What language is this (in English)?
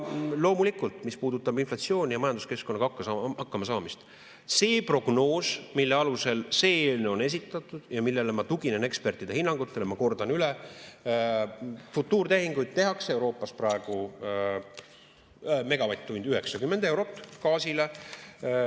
Estonian